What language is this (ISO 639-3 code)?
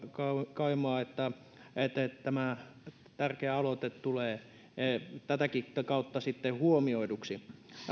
fin